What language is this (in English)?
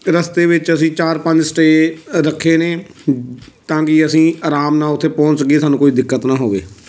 Punjabi